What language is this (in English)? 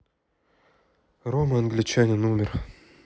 Russian